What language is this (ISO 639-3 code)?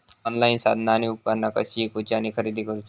mar